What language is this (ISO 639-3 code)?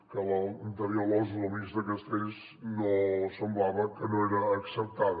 cat